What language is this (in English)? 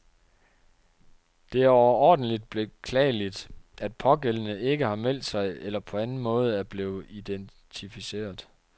Danish